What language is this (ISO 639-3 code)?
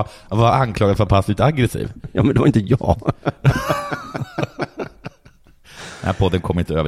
swe